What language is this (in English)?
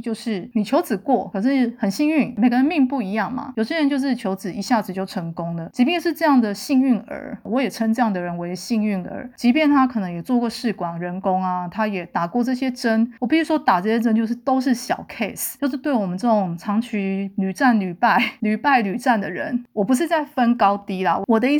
Chinese